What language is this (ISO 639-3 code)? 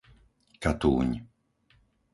slk